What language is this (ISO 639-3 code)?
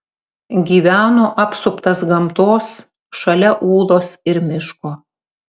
lit